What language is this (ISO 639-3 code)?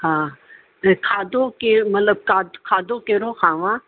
snd